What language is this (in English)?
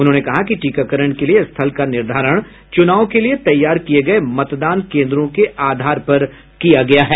Hindi